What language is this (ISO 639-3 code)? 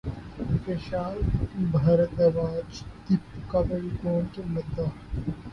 urd